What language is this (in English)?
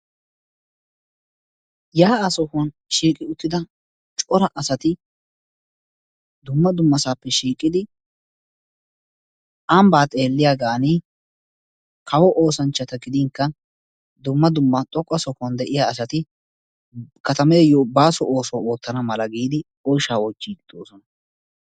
Wolaytta